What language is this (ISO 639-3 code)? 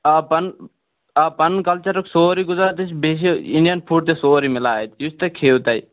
kas